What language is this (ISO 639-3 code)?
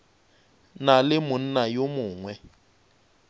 nso